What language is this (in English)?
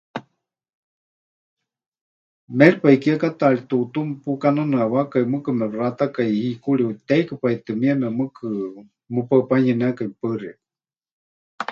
Huichol